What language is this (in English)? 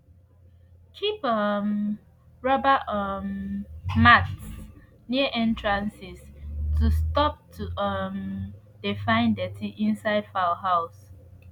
Nigerian Pidgin